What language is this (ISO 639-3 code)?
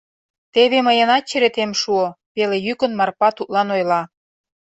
chm